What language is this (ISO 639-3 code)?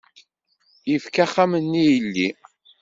kab